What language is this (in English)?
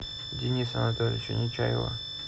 Russian